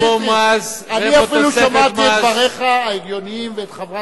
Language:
Hebrew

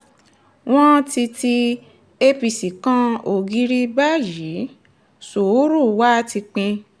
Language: Yoruba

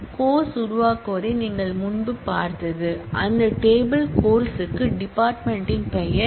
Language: Tamil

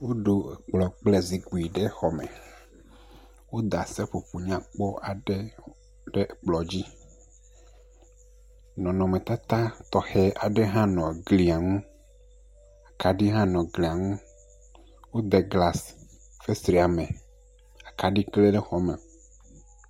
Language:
Ewe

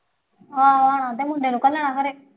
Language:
Punjabi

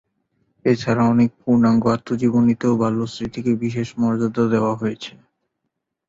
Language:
Bangla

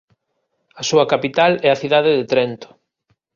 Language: Galician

